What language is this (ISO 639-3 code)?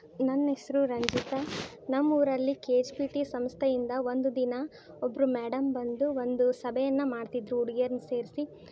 kan